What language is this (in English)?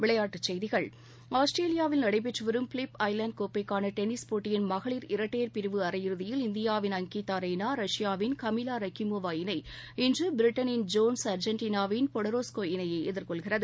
Tamil